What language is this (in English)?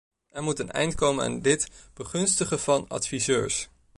Dutch